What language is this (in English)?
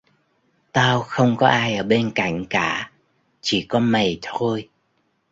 Vietnamese